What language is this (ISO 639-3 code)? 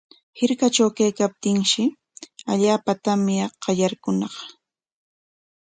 qwa